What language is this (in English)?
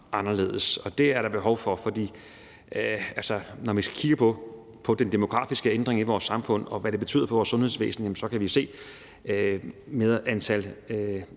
Danish